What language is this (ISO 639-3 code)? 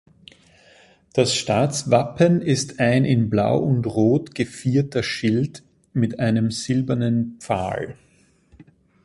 deu